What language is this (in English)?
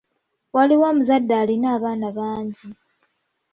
Ganda